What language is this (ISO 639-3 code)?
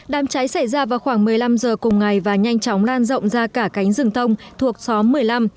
vie